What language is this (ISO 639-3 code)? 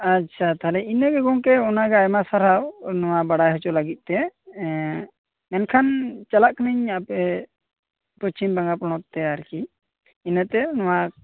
sat